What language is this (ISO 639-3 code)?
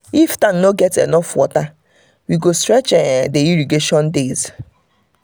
pcm